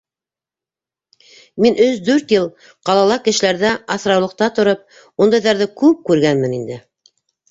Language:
Bashkir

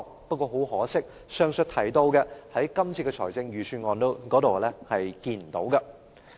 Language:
Cantonese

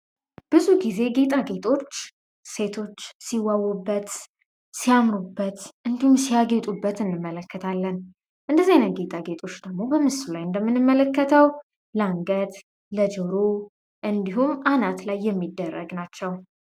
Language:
Amharic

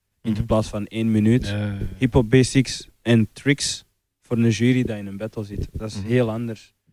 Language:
Dutch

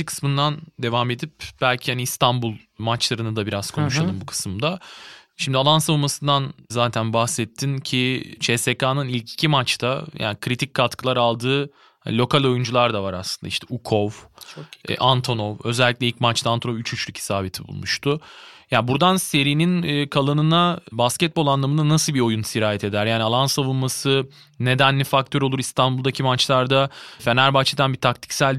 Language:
Turkish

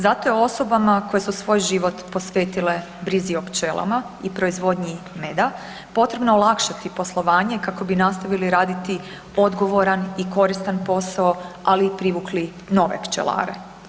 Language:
Croatian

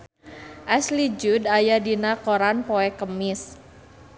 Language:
Sundanese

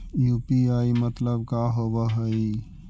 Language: Magahi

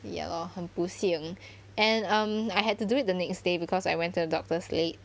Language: English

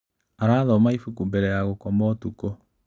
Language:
Kikuyu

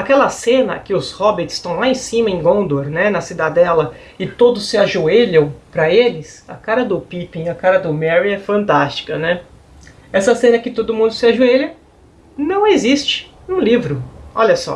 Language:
Portuguese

